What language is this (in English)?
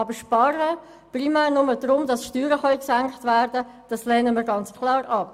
Swiss German